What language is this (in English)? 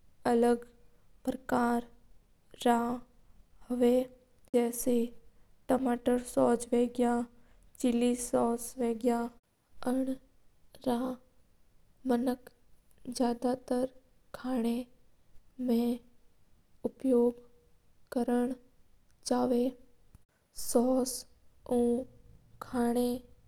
Mewari